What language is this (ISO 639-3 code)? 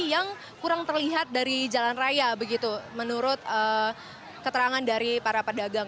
ind